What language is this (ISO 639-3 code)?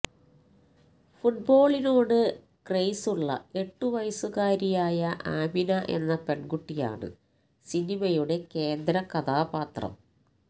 mal